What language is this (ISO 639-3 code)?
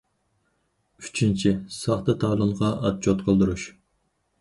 uig